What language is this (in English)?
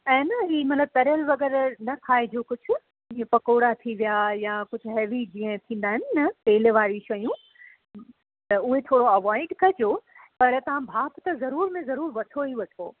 Sindhi